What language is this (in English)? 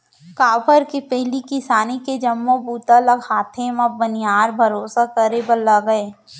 Chhattisgarhi